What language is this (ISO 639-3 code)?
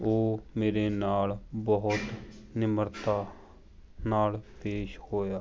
pan